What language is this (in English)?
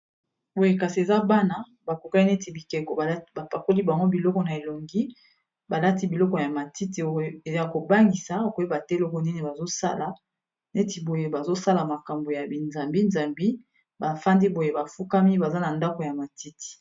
Lingala